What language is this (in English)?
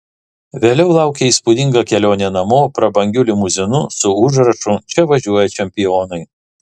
Lithuanian